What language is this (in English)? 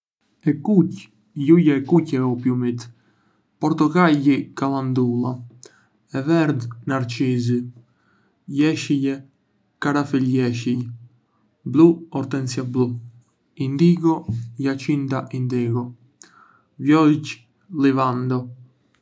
Arbëreshë Albanian